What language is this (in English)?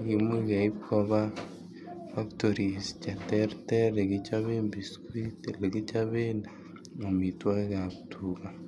Kalenjin